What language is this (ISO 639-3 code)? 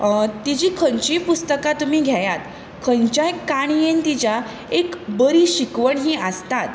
kok